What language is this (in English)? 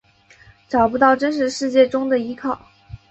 Chinese